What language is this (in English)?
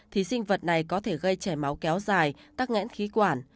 Vietnamese